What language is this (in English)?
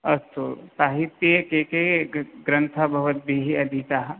Sanskrit